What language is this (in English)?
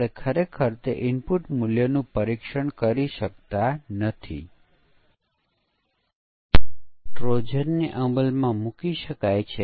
Gujarati